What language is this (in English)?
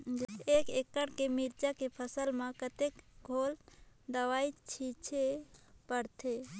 Chhattisgarhi